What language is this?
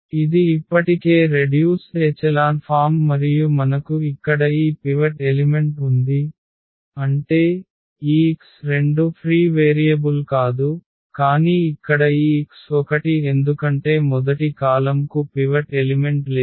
Telugu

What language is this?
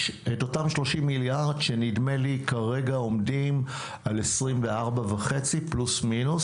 Hebrew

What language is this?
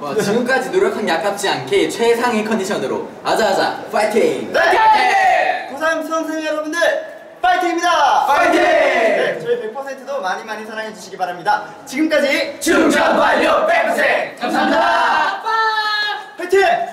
Korean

